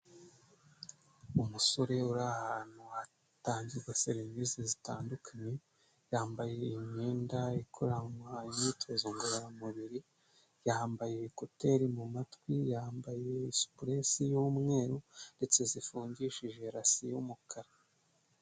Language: Kinyarwanda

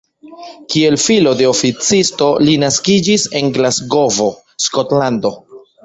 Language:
Esperanto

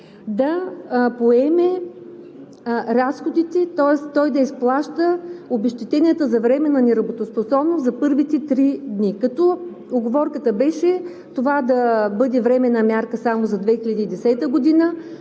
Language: Bulgarian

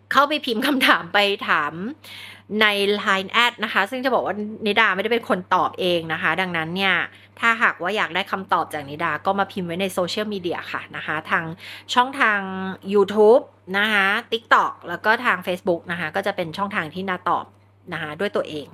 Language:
Thai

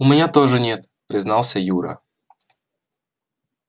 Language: Russian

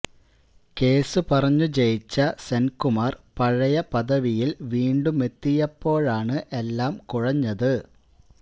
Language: Malayalam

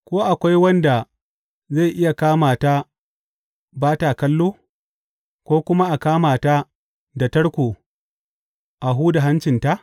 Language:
Hausa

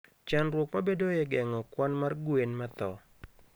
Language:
Luo (Kenya and Tanzania)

